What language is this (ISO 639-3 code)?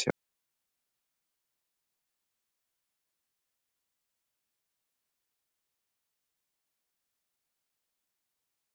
isl